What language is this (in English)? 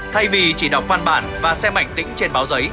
Vietnamese